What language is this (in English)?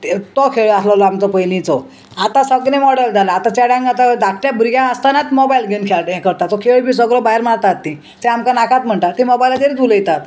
Konkani